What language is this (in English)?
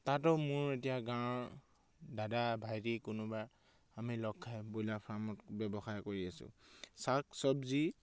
Assamese